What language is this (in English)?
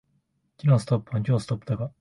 Japanese